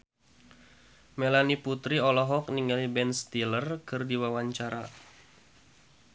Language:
Sundanese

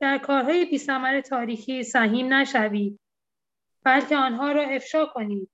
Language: Persian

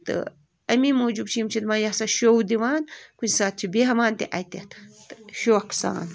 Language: Kashmiri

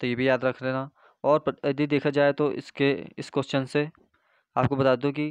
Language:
Hindi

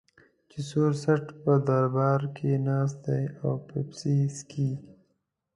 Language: Pashto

